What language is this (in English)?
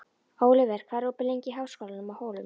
Icelandic